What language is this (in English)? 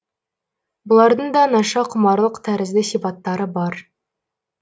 Kazakh